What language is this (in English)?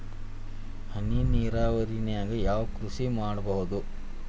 Kannada